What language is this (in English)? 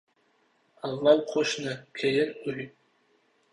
Uzbek